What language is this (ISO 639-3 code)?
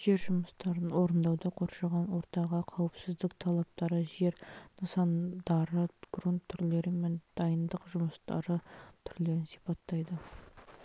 kaz